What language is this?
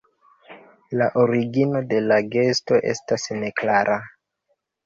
Esperanto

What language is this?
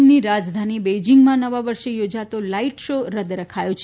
Gujarati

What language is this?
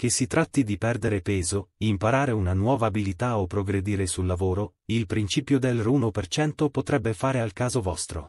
Italian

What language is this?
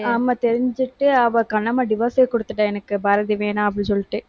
Tamil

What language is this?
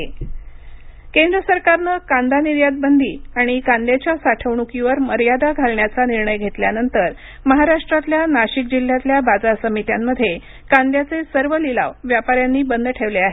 Marathi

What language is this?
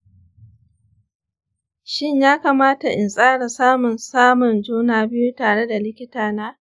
Hausa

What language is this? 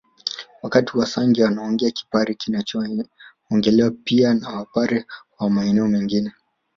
Swahili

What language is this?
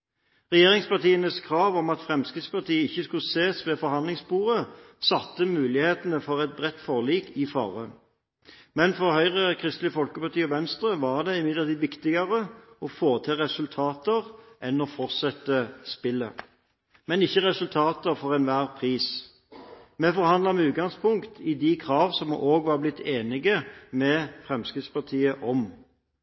Norwegian Bokmål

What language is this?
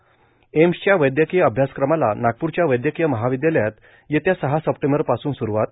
Marathi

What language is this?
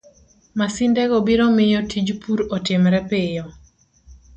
Luo (Kenya and Tanzania)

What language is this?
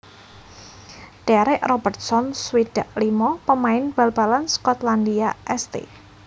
Javanese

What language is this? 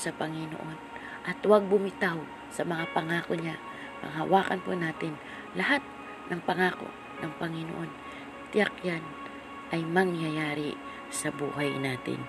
Filipino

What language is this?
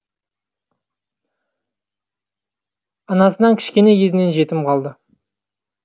Kazakh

